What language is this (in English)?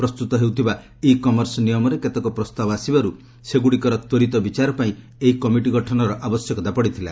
Odia